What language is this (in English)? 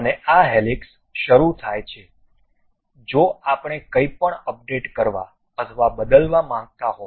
Gujarati